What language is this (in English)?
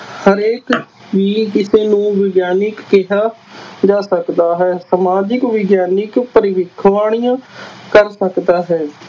Punjabi